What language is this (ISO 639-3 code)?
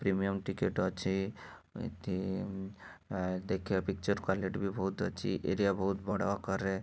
ori